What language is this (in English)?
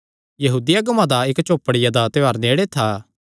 Kangri